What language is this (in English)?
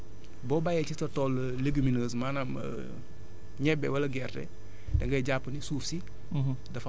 Wolof